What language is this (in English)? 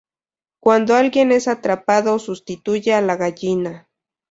Spanish